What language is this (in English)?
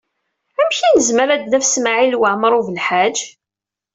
Kabyle